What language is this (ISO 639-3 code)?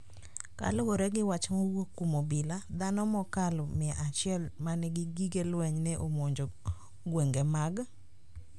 luo